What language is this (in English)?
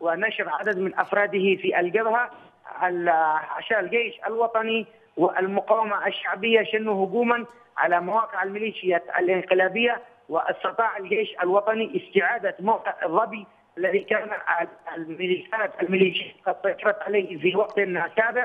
Arabic